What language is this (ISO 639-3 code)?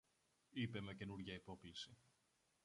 ell